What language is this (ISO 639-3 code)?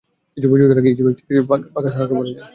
ben